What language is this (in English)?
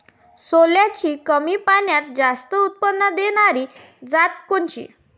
Marathi